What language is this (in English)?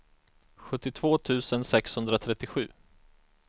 Swedish